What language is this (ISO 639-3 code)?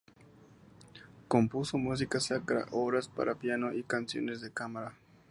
spa